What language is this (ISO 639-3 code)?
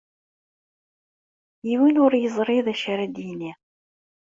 kab